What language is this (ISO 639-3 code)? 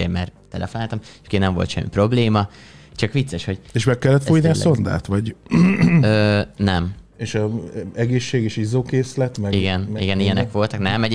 hun